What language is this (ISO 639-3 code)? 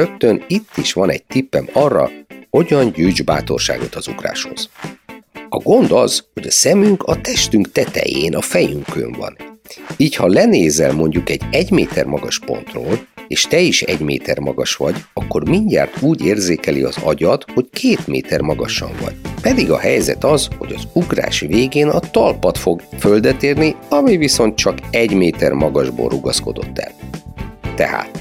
hun